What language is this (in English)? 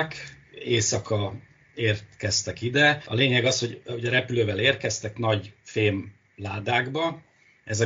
Hungarian